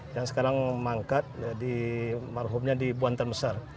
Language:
Indonesian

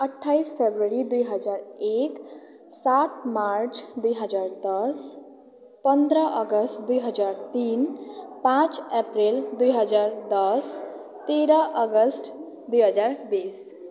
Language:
Nepali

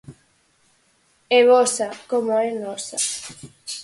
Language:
Galician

